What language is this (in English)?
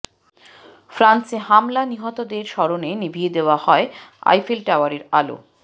Bangla